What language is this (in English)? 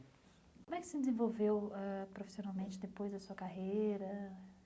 Portuguese